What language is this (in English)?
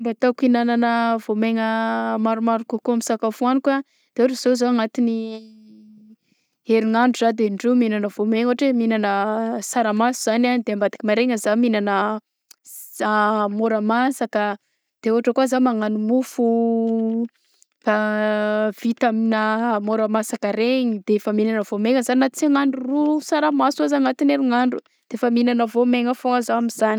Southern Betsimisaraka Malagasy